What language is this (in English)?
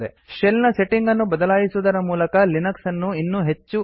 Kannada